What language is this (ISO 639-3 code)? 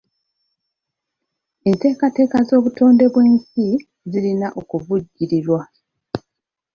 lug